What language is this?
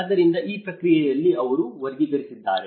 Kannada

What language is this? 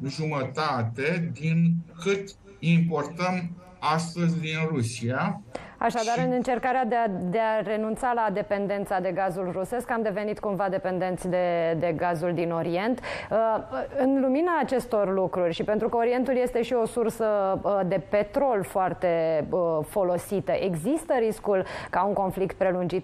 Romanian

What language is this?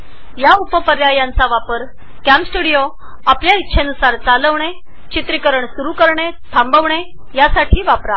Marathi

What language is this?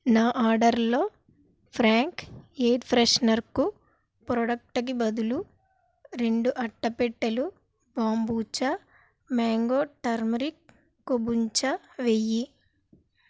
Telugu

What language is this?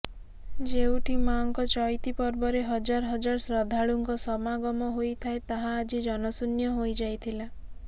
Odia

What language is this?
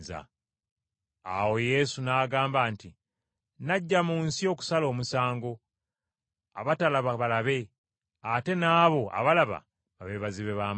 Ganda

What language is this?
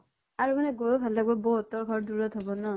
Assamese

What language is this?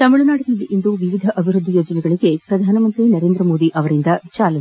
Kannada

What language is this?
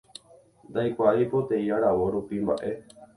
Guarani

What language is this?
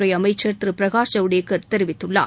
Tamil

